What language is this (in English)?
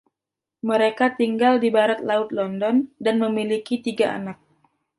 Indonesian